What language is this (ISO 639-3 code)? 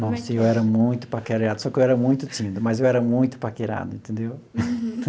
por